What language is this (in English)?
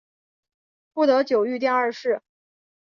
Chinese